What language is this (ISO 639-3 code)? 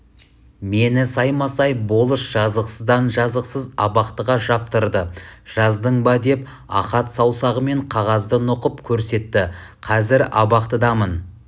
kaz